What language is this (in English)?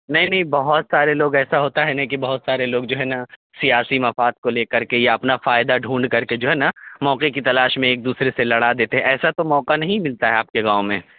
Urdu